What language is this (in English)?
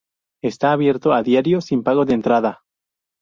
Spanish